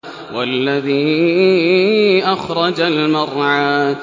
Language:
Arabic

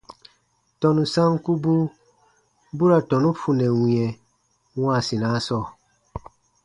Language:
Baatonum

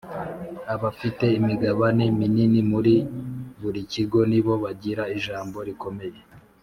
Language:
Kinyarwanda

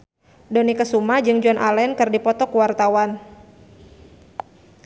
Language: Sundanese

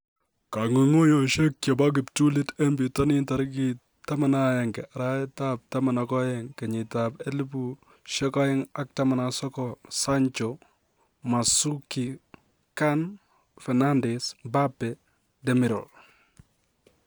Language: Kalenjin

